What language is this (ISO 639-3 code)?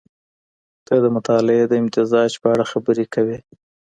pus